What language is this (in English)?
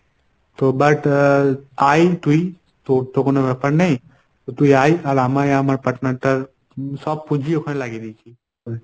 Bangla